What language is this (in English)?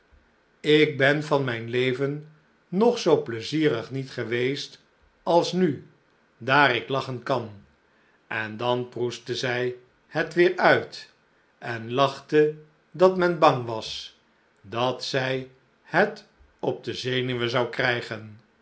Dutch